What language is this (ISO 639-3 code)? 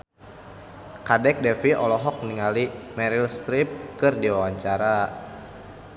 sun